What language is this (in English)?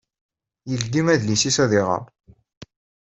Kabyle